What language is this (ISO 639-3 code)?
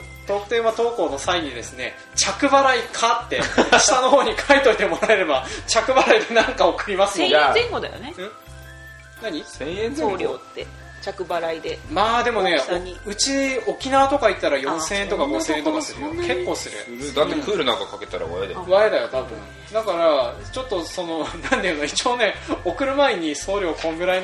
jpn